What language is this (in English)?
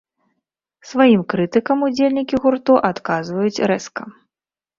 Belarusian